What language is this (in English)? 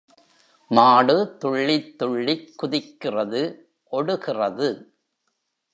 Tamil